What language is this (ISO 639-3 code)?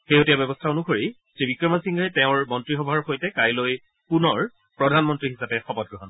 asm